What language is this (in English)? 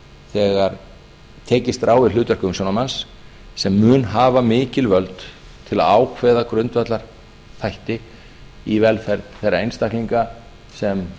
Icelandic